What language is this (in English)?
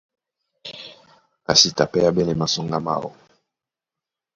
Duala